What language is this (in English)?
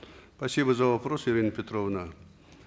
Kazakh